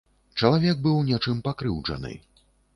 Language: Belarusian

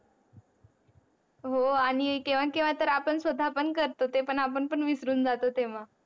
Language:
Marathi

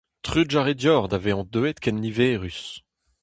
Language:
Breton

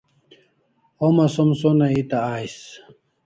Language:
Kalasha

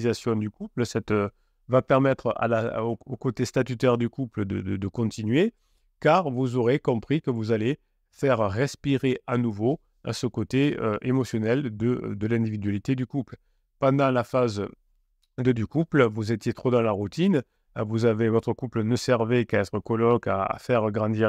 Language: French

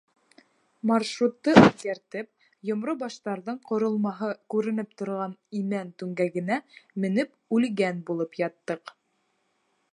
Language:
Bashkir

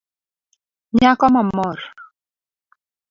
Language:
Luo (Kenya and Tanzania)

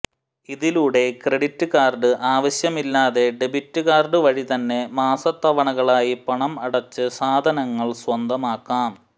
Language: Malayalam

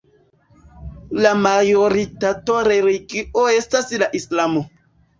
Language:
Esperanto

